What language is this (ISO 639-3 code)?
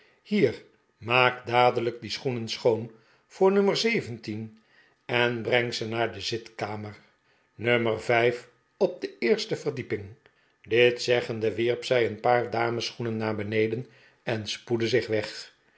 nld